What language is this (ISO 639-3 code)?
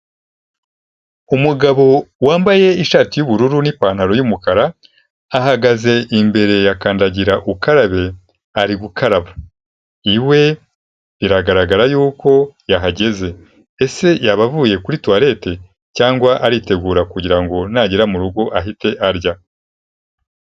kin